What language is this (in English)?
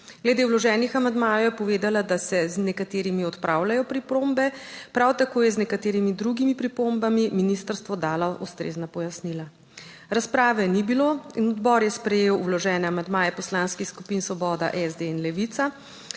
Slovenian